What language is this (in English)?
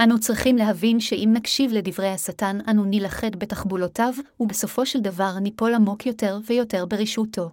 Hebrew